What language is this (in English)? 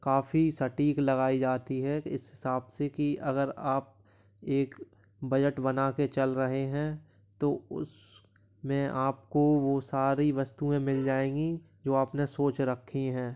Hindi